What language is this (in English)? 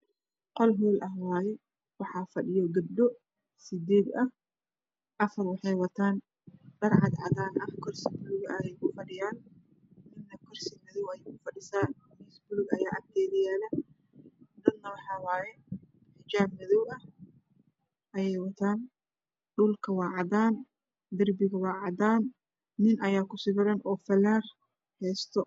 Somali